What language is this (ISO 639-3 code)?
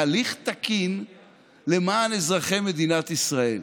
heb